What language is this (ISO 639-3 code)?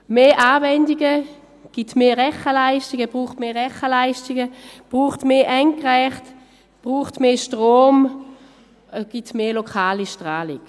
gsw